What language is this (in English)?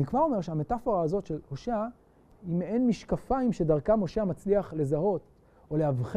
Hebrew